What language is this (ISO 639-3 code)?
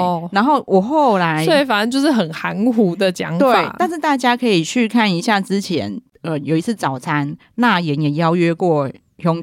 zho